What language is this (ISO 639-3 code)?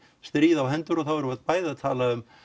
isl